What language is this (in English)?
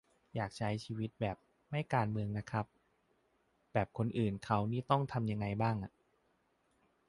Thai